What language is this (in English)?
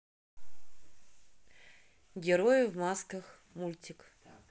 Russian